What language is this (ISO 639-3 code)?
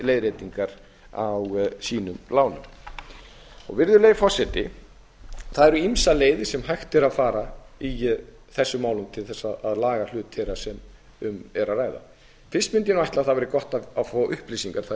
isl